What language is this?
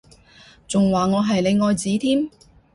Cantonese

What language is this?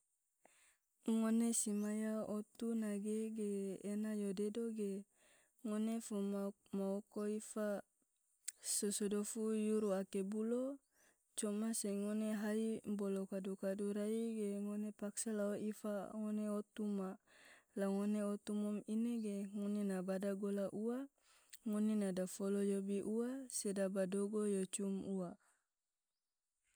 Tidore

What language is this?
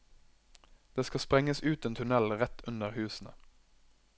Norwegian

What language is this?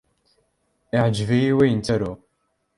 Kabyle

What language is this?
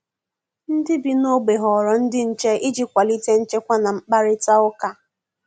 Igbo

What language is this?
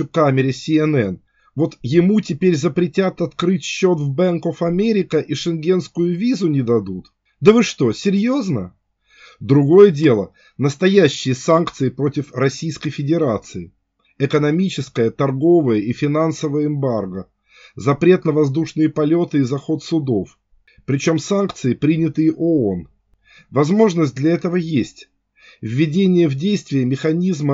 Russian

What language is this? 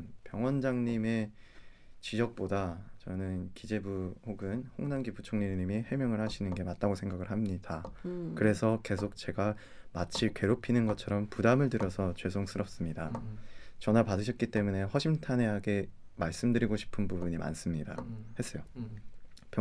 Korean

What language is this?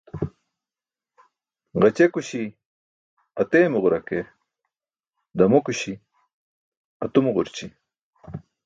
Burushaski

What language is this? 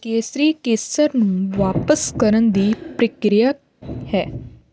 Punjabi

